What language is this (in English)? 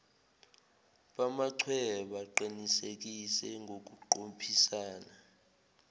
Zulu